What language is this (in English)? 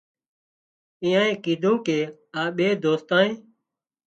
Wadiyara Koli